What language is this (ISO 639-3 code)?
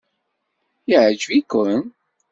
kab